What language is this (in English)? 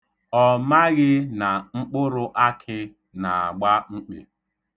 Igbo